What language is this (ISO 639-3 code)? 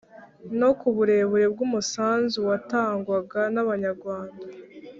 kin